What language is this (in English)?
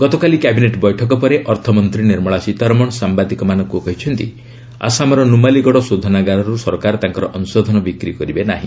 Odia